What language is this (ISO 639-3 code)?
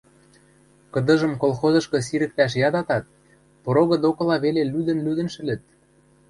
mrj